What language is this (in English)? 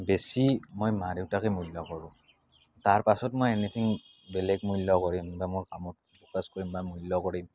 Assamese